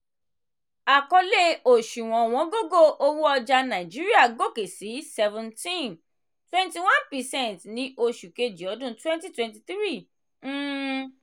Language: Yoruba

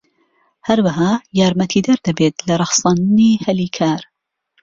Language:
Central Kurdish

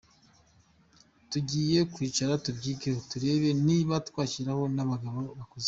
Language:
Kinyarwanda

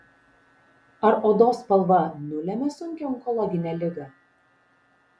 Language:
Lithuanian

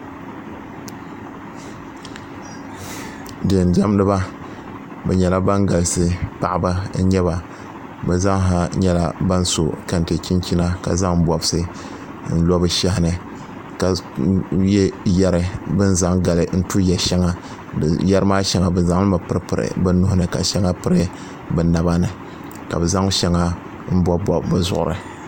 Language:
Dagbani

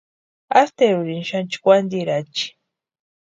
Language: Western Highland Purepecha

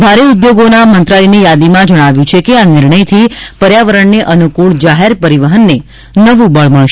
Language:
Gujarati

